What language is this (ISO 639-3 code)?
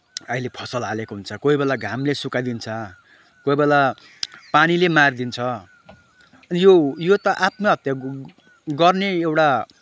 nep